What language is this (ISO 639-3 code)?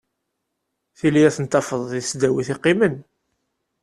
kab